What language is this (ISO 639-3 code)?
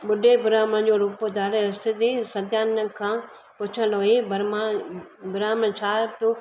snd